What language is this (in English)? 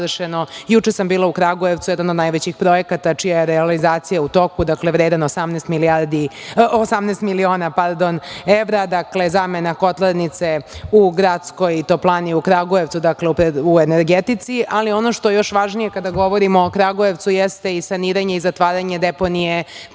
Serbian